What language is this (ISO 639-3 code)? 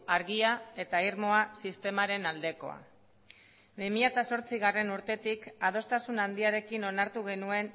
eus